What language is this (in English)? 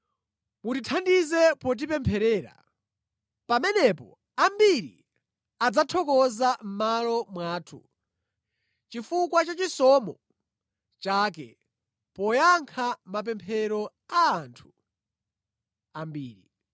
Nyanja